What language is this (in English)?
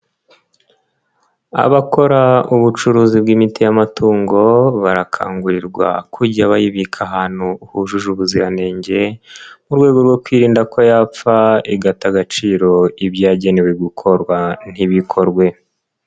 Kinyarwanda